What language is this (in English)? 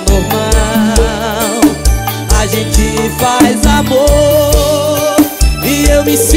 Portuguese